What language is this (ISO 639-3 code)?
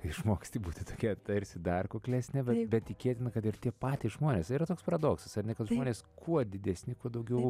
lit